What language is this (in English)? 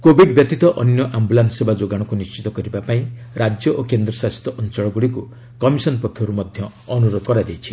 Odia